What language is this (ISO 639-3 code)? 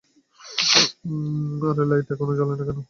ben